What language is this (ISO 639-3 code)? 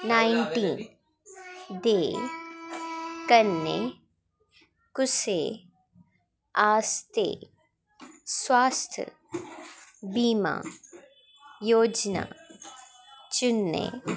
doi